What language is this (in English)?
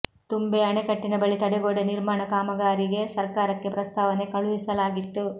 Kannada